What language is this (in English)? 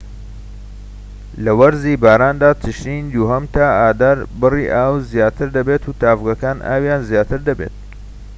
Central Kurdish